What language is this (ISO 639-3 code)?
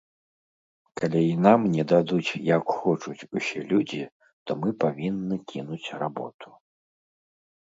bel